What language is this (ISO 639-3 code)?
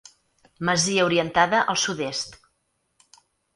cat